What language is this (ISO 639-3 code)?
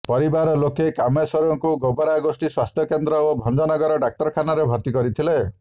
ori